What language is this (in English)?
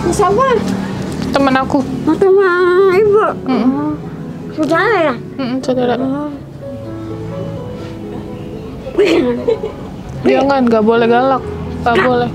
Indonesian